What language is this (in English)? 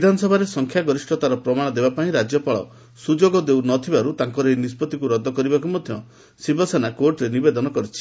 Odia